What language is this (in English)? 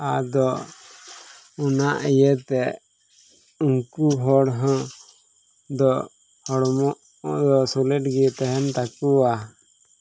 Santali